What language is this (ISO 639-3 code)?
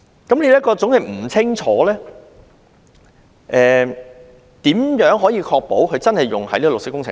yue